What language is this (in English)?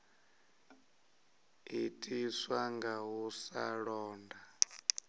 Venda